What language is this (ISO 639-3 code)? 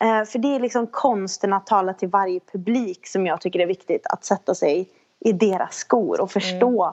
swe